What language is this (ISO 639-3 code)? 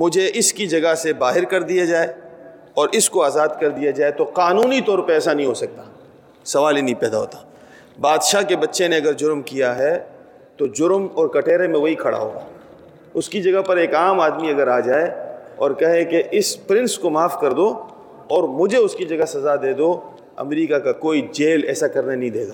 urd